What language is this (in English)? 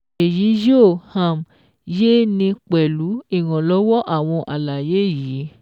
Yoruba